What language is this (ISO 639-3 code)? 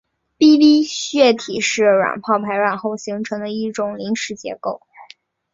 zho